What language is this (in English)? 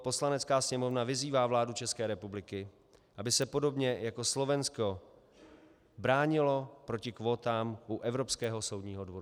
Czech